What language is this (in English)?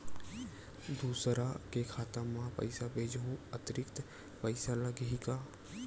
Chhattisgarhi